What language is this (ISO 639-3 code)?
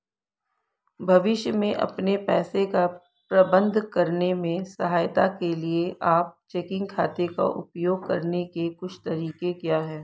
hin